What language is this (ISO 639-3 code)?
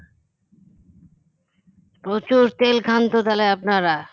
ben